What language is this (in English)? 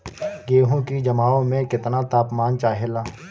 Bhojpuri